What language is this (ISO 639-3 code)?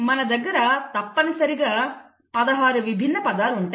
tel